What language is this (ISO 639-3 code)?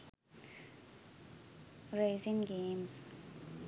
sin